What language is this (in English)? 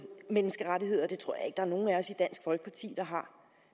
Danish